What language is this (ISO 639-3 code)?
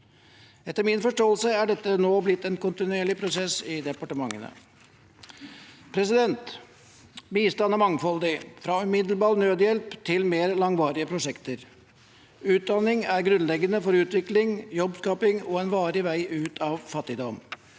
nor